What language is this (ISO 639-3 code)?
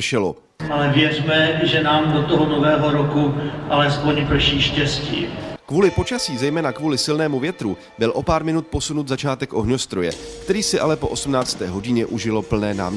ces